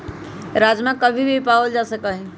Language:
Magahi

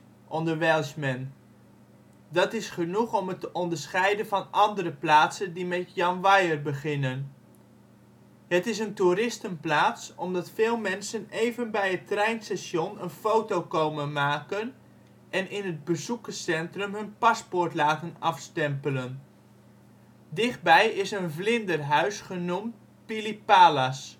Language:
Dutch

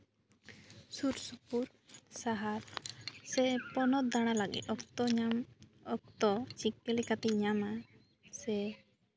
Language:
Santali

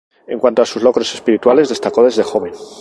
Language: Spanish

